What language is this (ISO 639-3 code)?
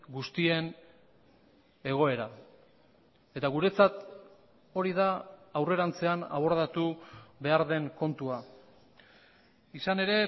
eus